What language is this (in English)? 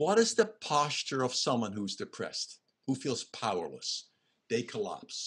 English